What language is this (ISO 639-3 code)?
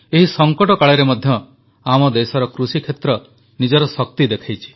ori